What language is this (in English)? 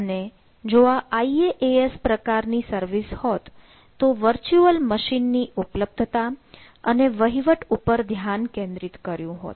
Gujarati